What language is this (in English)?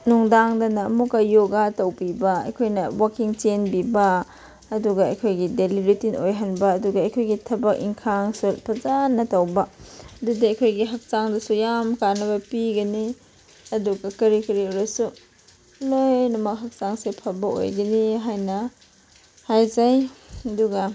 Manipuri